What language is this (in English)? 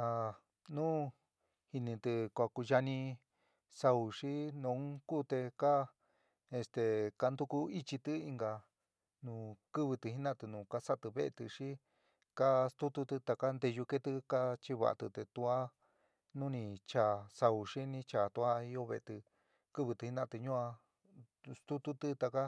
San Miguel El Grande Mixtec